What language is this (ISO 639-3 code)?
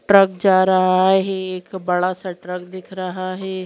hin